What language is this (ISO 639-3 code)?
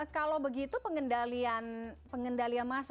ind